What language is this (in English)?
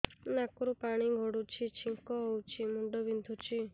Odia